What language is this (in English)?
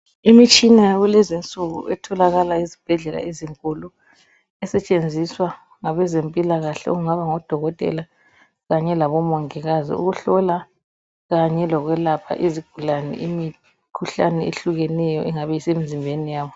North Ndebele